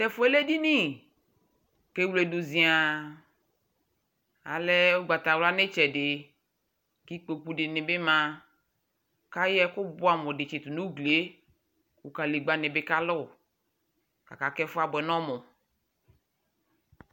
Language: Ikposo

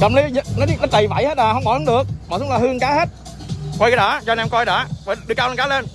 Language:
Vietnamese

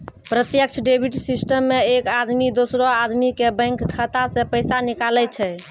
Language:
Maithili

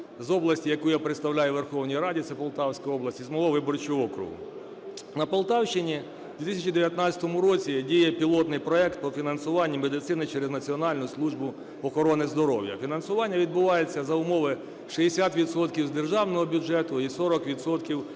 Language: Ukrainian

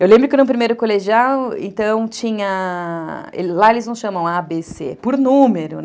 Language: Portuguese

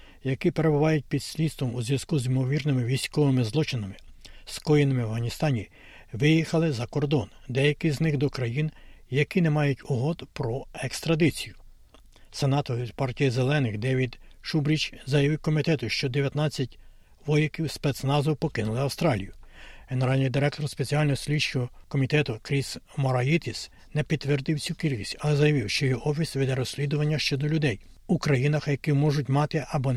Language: Ukrainian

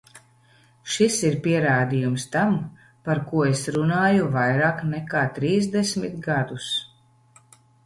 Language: Latvian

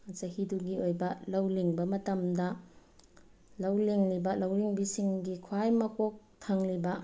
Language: Manipuri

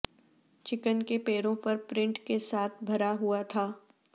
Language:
Urdu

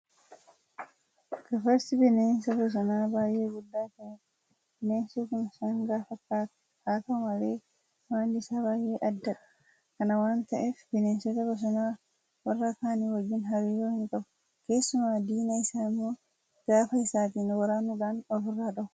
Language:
Oromo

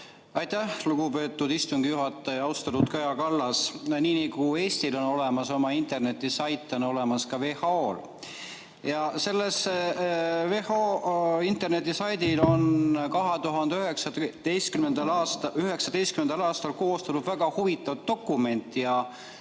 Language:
Estonian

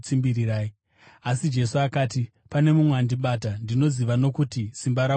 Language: Shona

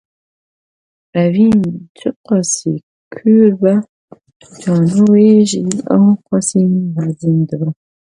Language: Kurdish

